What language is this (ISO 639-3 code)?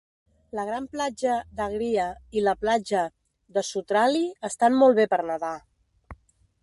cat